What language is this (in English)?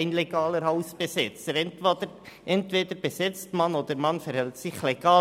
Swiss German